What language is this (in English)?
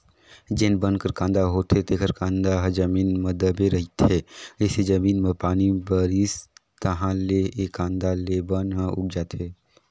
Chhattisgarhi